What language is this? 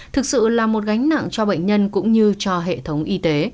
Vietnamese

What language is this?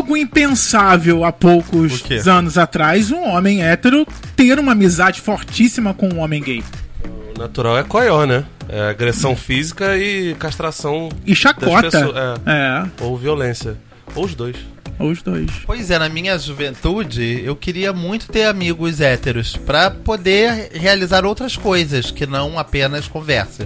Portuguese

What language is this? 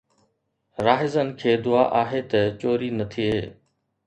Sindhi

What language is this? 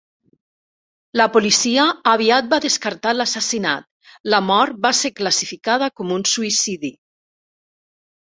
Catalan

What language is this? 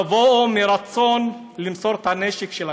Hebrew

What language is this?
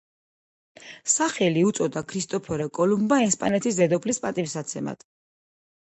Georgian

